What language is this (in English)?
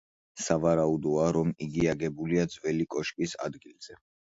Georgian